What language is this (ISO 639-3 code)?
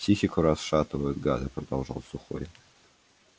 rus